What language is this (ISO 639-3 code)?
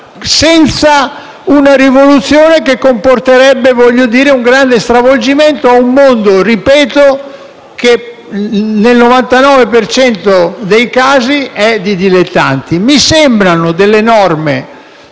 ita